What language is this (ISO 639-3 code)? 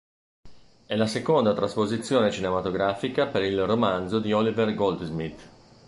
ita